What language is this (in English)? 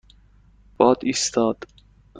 Persian